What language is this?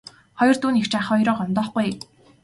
Mongolian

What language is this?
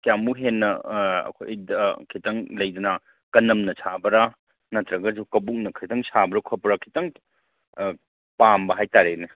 Manipuri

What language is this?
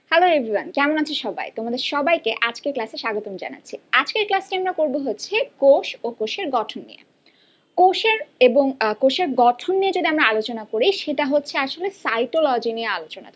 Bangla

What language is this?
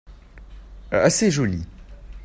French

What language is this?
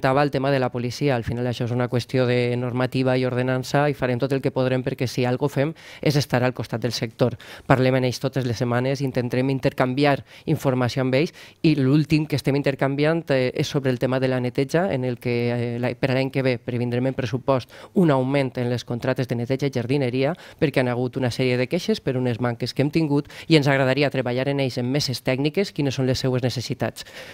Spanish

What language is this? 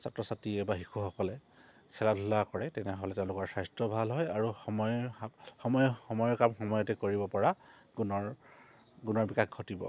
Assamese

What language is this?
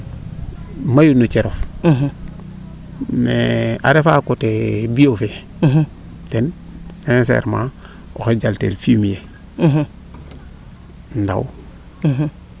Serer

